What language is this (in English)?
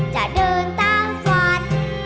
Thai